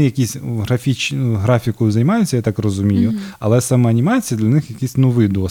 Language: Ukrainian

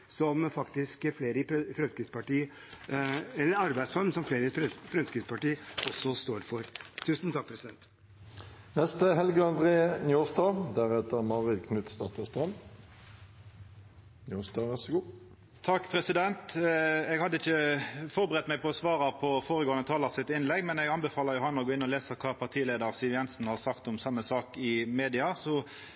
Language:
Norwegian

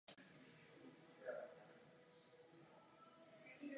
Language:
Czech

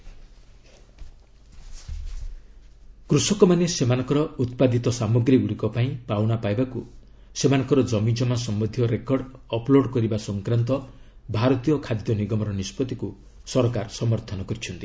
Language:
Odia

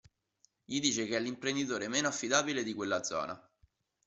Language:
Italian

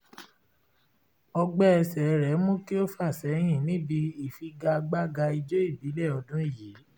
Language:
Yoruba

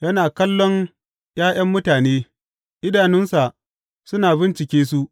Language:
Hausa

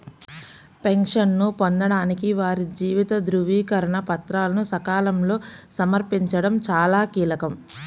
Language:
Telugu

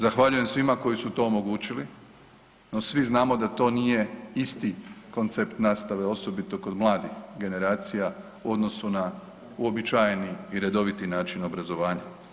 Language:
Croatian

